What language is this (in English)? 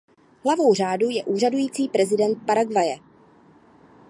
Czech